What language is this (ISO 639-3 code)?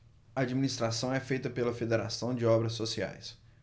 por